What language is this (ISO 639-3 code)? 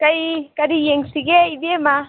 mni